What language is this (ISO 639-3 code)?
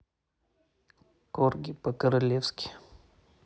rus